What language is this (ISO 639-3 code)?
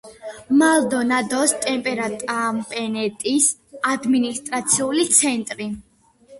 kat